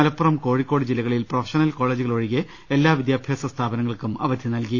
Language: Malayalam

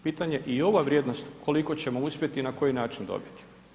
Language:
Croatian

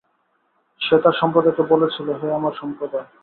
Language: Bangla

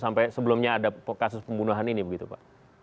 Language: Indonesian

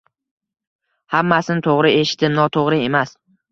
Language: Uzbek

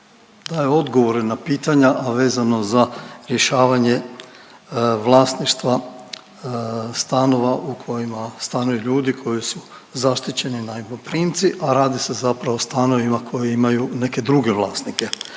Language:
Croatian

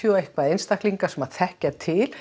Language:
Icelandic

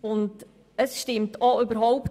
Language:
Swiss German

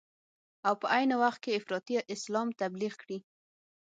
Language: Pashto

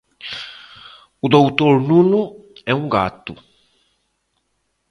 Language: Portuguese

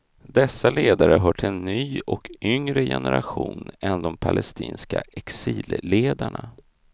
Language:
Swedish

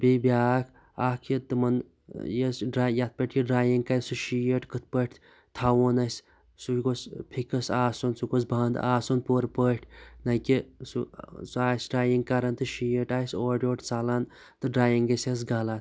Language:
Kashmiri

